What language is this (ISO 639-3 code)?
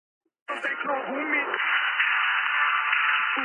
kat